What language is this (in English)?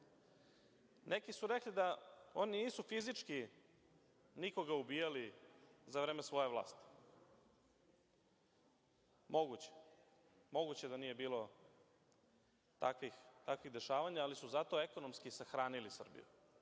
Serbian